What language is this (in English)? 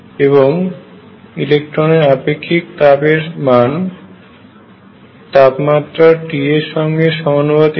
Bangla